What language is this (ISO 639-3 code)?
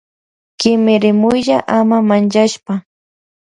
qvj